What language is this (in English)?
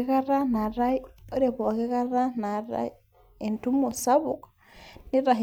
Masai